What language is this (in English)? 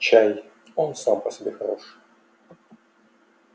Russian